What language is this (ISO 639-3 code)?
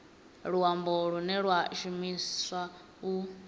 ven